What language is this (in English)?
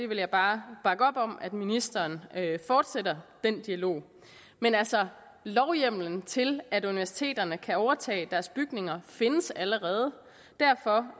Danish